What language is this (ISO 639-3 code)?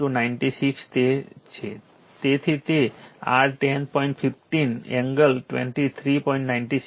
guj